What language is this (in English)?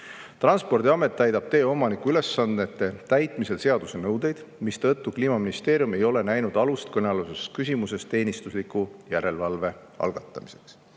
Estonian